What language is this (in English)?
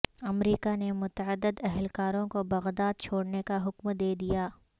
Urdu